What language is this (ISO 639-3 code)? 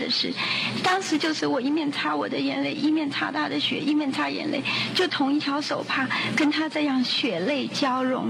zho